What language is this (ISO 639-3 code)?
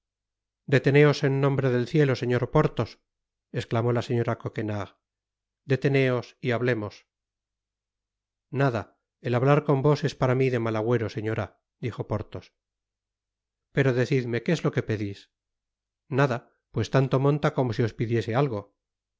spa